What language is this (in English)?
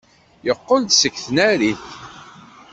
Kabyle